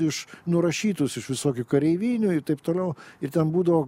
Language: Lithuanian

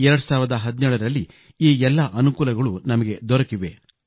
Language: Kannada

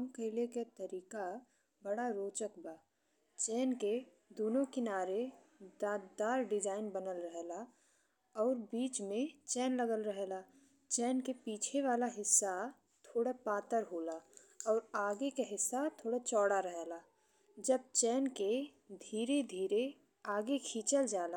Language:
Bhojpuri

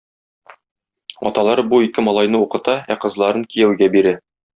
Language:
Tatar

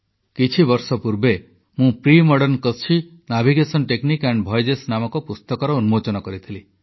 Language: Odia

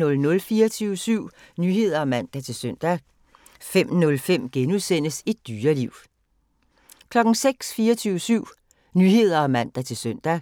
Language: Danish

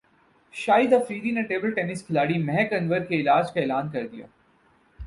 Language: Urdu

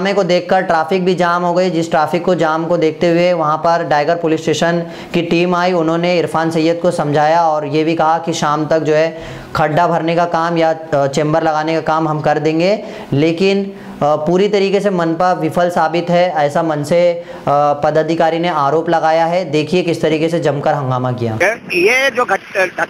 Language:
Hindi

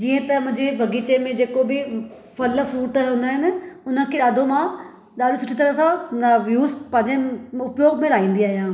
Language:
Sindhi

